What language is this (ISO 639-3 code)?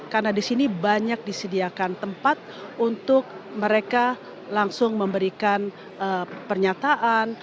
ind